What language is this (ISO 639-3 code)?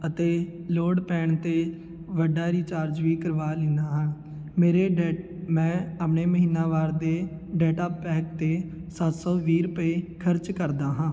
pan